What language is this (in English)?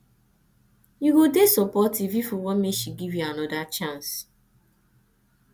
Nigerian Pidgin